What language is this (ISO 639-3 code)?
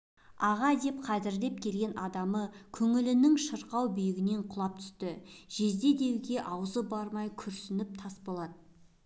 kaz